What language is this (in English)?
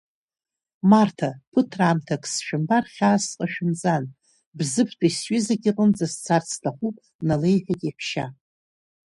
Abkhazian